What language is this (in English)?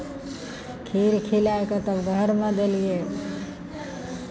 Maithili